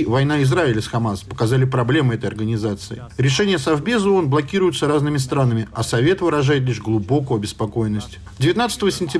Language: Russian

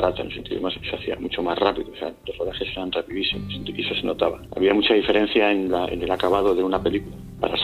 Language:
Spanish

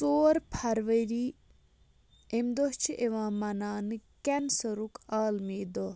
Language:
Kashmiri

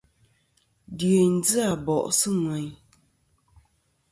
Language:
Kom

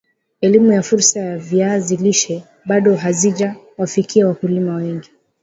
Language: Swahili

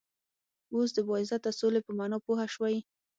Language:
Pashto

